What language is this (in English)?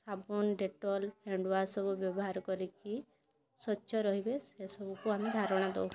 Odia